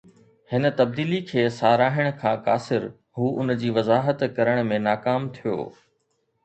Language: Sindhi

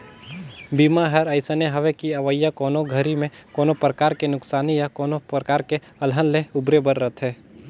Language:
Chhattisgarhi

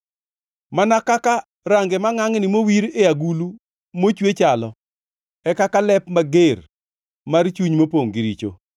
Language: Luo (Kenya and Tanzania)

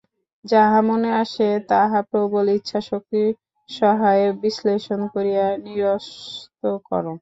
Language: Bangla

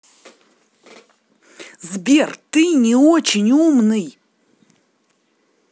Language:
Russian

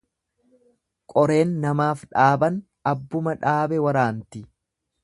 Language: Oromo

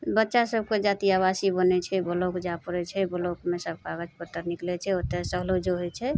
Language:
Maithili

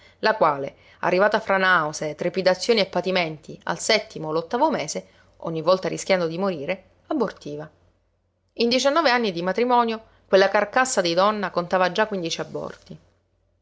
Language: Italian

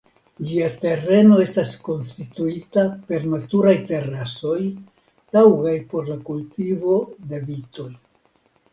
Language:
Esperanto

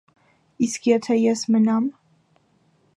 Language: Armenian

